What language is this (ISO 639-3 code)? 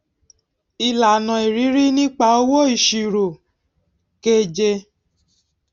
yor